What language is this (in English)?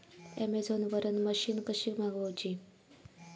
Marathi